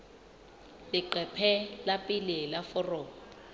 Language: Southern Sotho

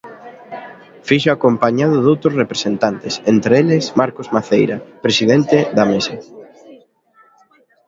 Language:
Galician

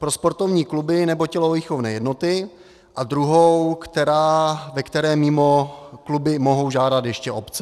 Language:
Czech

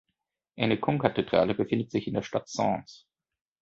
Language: German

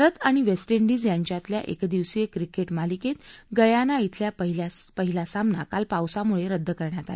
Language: Marathi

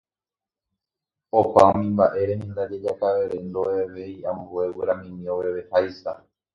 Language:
Guarani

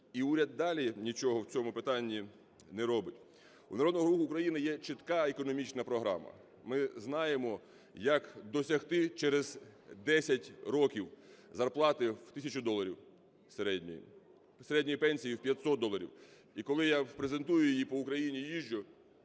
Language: Ukrainian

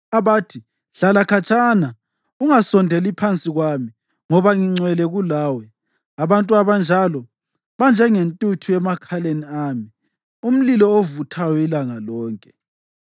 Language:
North Ndebele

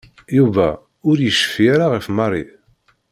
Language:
Kabyle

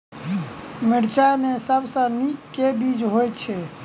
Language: Maithili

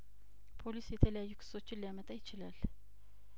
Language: Amharic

